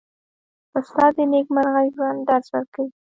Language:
Pashto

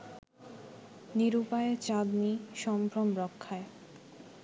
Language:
Bangla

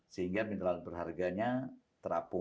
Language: Indonesian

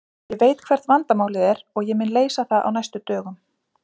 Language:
Icelandic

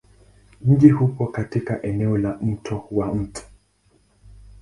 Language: Swahili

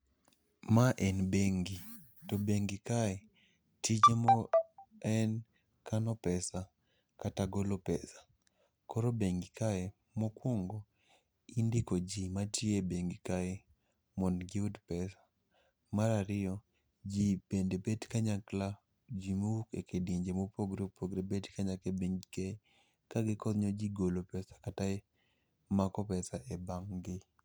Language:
Luo (Kenya and Tanzania)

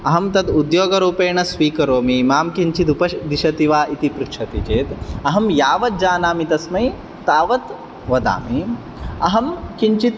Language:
Sanskrit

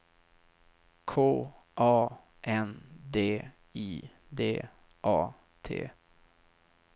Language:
Swedish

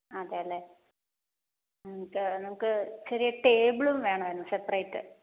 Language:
Malayalam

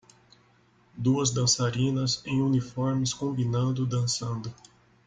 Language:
Portuguese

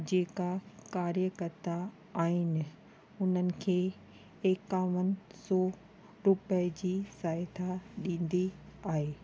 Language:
Sindhi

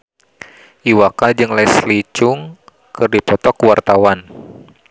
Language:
Sundanese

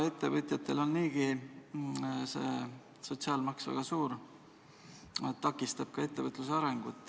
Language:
Estonian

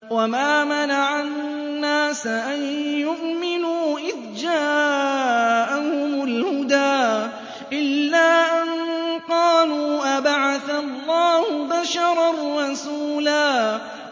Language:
Arabic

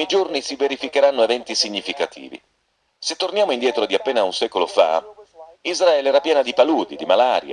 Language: Italian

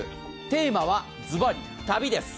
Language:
Japanese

